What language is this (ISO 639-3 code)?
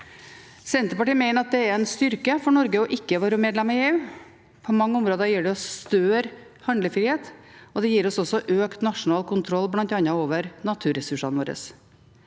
nor